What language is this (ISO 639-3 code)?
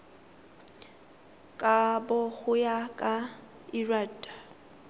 tsn